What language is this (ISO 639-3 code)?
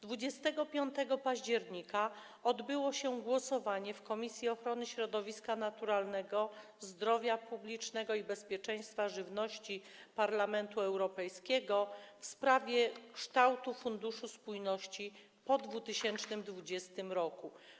pol